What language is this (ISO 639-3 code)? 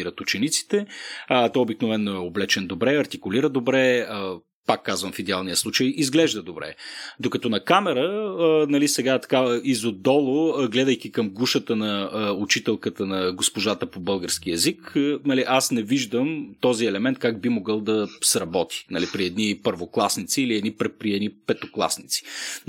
bul